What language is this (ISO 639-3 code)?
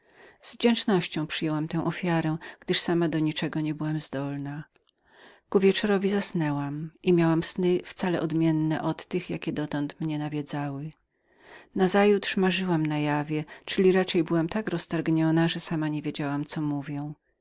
pol